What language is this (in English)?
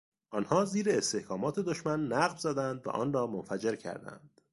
Persian